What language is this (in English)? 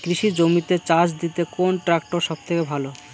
Bangla